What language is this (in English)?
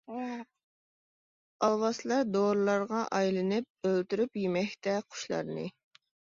Uyghur